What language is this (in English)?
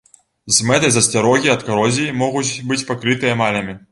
Belarusian